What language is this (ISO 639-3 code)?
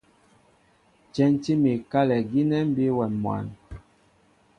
mbo